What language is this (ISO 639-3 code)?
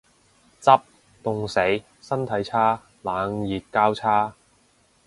yue